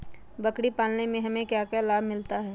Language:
Magahi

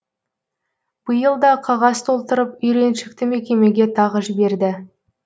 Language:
Kazakh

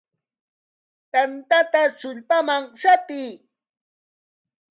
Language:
Corongo Ancash Quechua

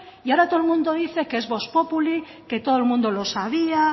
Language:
Spanish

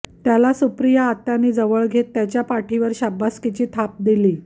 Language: Marathi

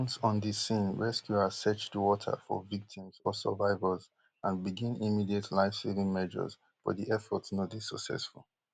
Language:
Nigerian Pidgin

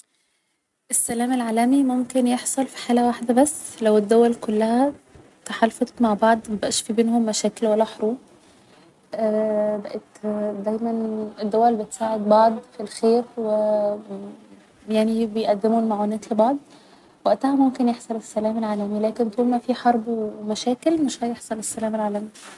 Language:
Egyptian Arabic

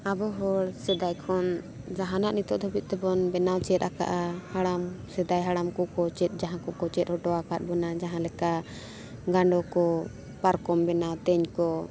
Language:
Santali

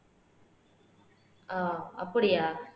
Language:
Tamil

